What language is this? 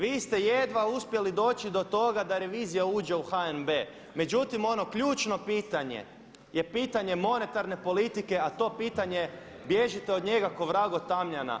Croatian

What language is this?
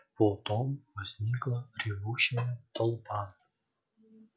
Russian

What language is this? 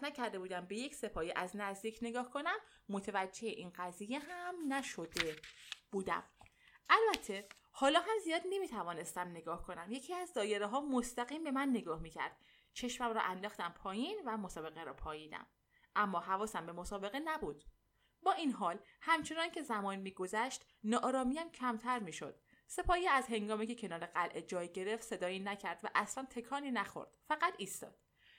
Persian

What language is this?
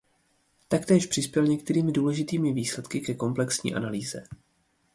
Czech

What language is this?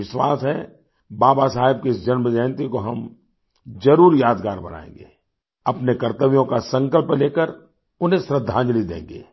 Hindi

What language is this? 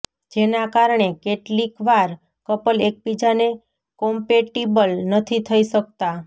Gujarati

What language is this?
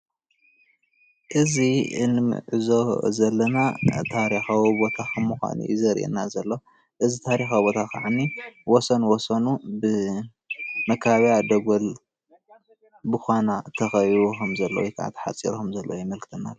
Tigrinya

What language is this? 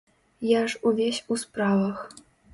Belarusian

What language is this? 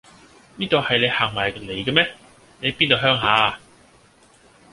Cantonese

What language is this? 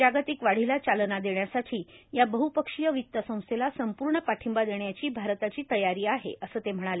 Marathi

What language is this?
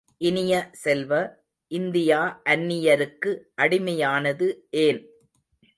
Tamil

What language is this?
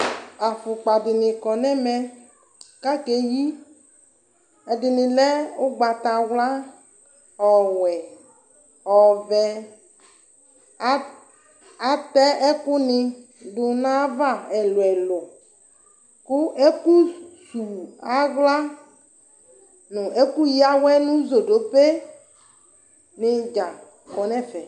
Ikposo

